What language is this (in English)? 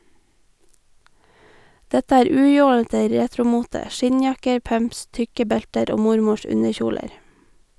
Norwegian